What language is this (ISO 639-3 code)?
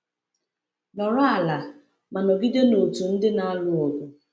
ibo